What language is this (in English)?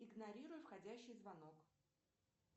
Russian